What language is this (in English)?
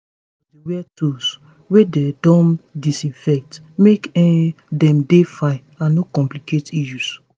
Nigerian Pidgin